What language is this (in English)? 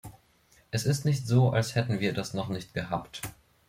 German